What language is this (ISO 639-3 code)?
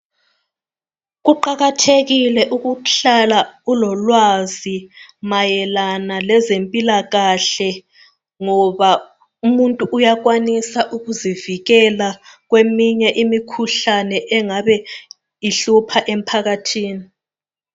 nde